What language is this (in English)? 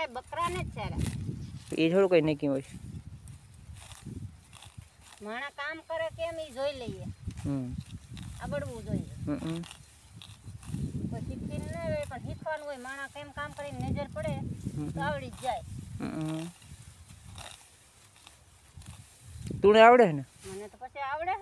Gujarati